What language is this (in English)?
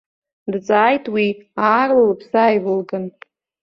Abkhazian